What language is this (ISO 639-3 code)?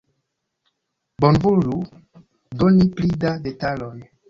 epo